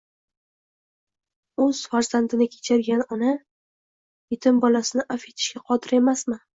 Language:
Uzbek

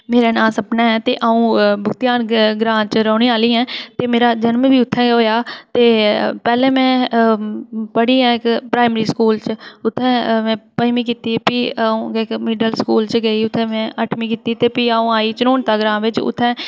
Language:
Dogri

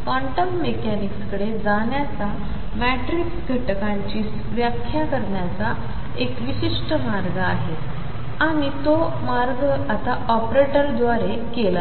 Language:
Marathi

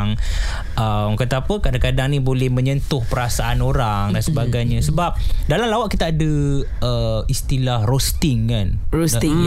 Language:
Malay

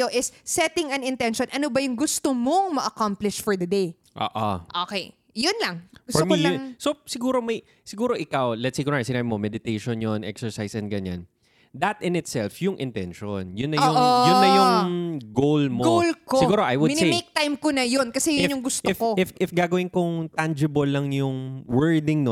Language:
Filipino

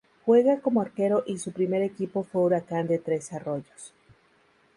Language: Spanish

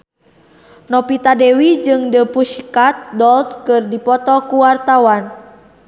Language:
Sundanese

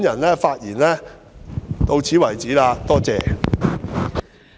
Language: Cantonese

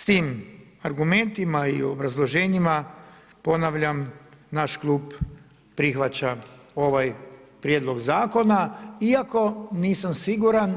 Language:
Croatian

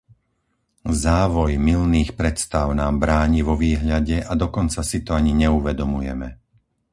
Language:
Slovak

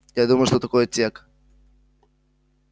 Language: Russian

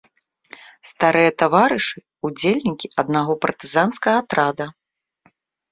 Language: Belarusian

